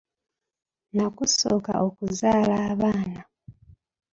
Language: Ganda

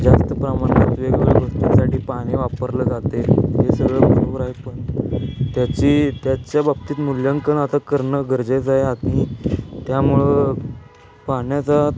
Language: Marathi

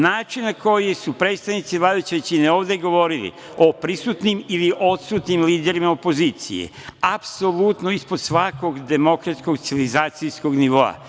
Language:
Serbian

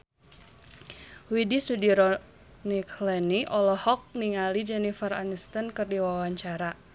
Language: Sundanese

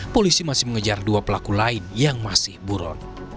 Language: Indonesian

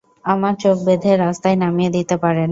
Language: Bangla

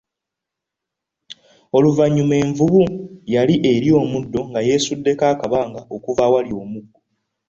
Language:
Ganda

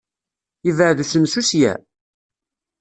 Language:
Kabyle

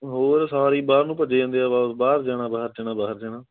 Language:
Punjabi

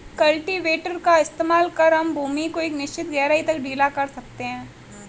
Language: Hindi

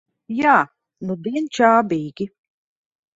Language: Latvian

